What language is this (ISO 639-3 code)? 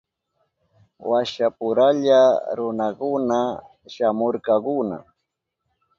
qup